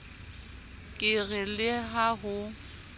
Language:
Southern Sotho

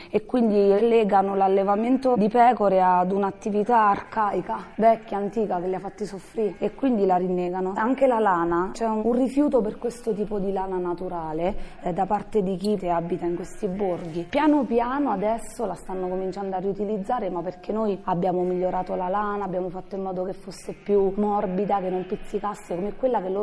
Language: Italian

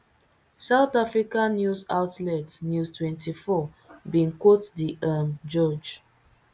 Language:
Nigerian Pidgin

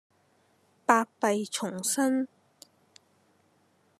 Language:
Cantonese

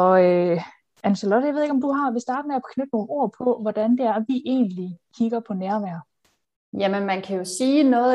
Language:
Danish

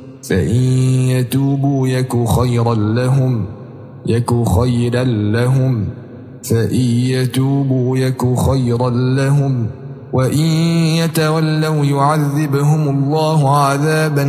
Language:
Arabic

